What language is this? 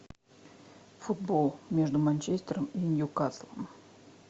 Russian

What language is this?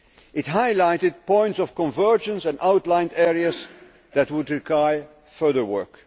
English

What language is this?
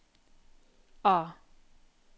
Norwegian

